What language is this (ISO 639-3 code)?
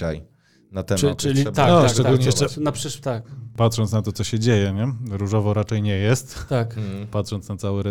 pol